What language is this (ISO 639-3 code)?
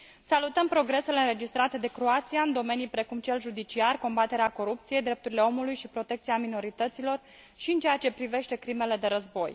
ron